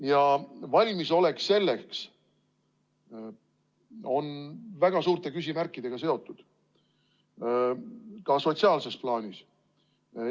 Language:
Estonian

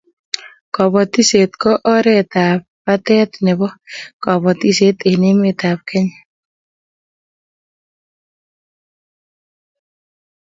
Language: Kalenjin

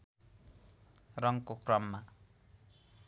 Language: Nepali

